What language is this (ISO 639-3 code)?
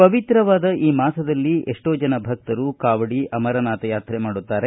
kan